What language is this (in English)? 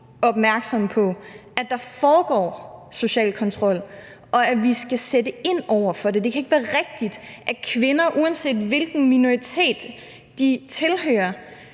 Danish